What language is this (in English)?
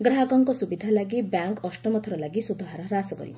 Odia